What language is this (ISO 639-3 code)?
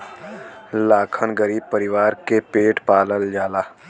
bho